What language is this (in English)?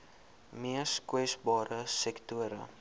Afrikaans